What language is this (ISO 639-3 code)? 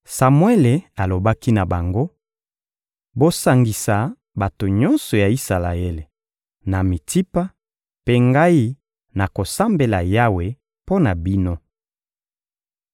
lin